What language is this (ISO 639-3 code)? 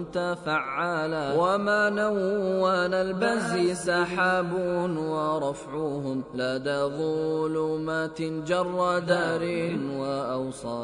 ara